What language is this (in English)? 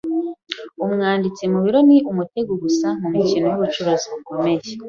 Kinyarwanda